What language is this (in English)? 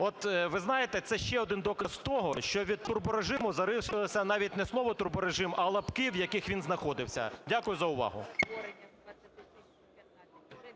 Ukrainian